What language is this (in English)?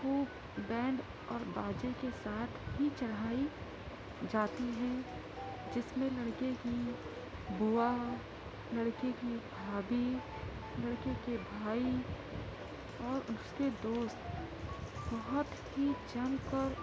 Urdu